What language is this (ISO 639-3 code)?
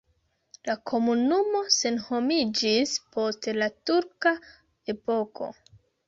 epo